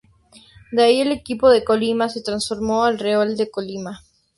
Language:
Spanish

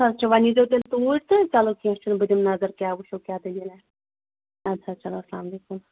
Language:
Kashmiri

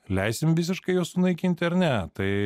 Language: Lithuanian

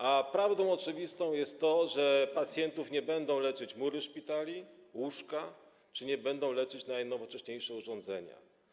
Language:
Polish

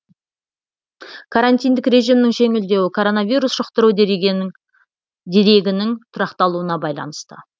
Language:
Kazakh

